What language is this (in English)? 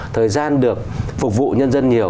Vietnamese